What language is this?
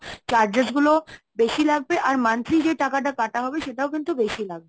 Bangla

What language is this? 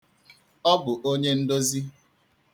Igbo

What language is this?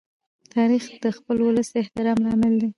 Pashto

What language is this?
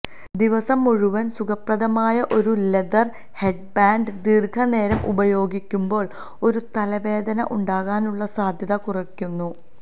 Malayalam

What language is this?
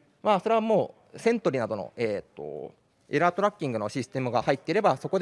Japanese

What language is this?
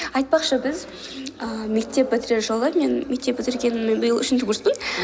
Kazakh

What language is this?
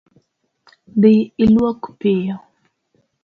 Luo (Kenya and Tanzania)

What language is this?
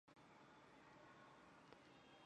Chinese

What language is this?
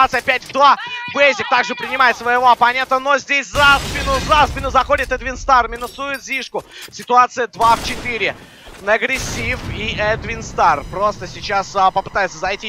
Russian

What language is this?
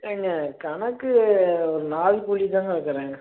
Tamil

